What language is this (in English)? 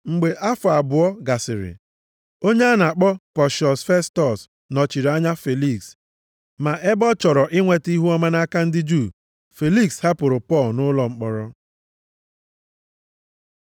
Igbo